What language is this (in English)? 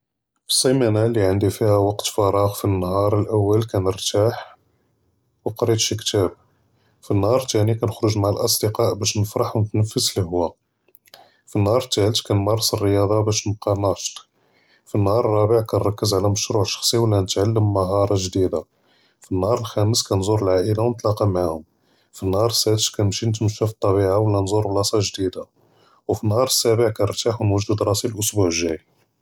Judeo-Arabic